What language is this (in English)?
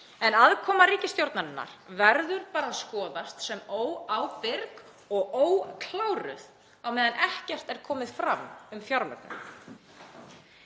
Icelandic